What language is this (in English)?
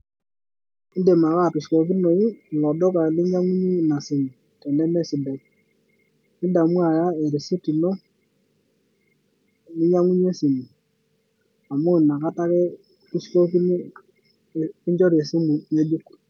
Masai